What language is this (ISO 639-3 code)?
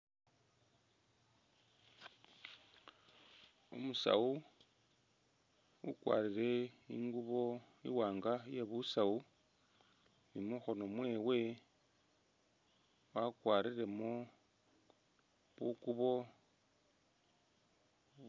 myx